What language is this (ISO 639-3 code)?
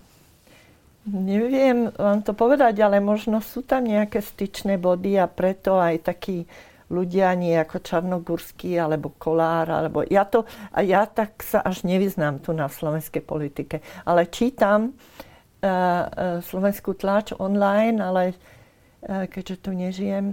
slk